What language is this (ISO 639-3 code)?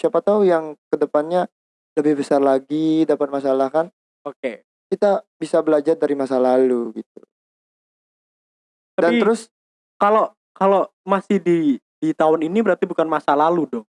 ind